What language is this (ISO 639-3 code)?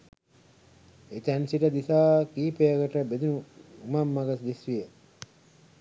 sin